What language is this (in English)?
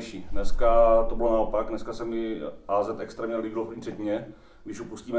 Czech